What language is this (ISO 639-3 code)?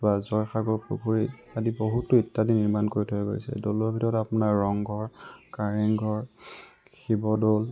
asm